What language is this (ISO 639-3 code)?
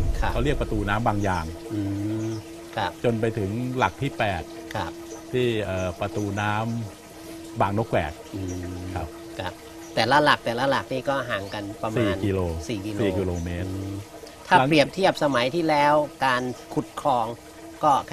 tha